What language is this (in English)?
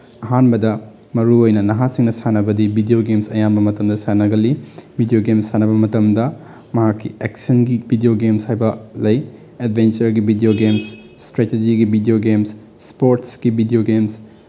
Manipuri